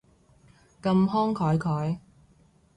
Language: Cantonese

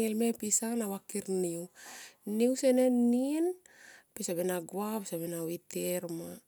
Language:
Tomoip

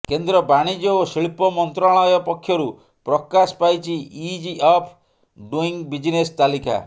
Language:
Odia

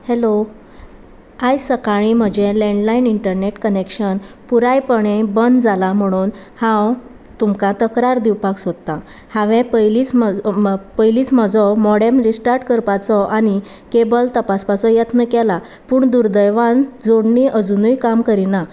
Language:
Konkani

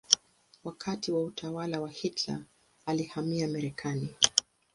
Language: Swahili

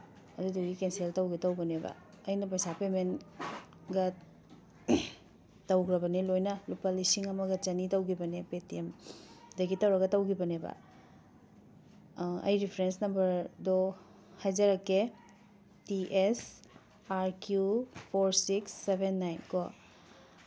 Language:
Manipuri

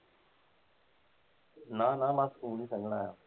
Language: Punjabi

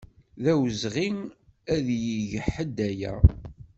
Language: Kabyle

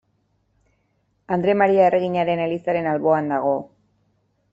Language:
Basque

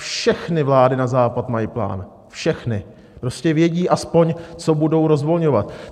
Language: Czech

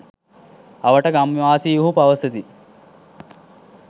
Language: Sinhala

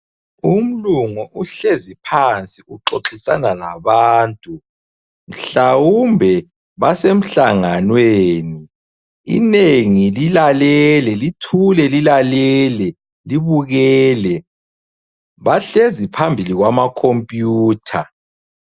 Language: North Ndebele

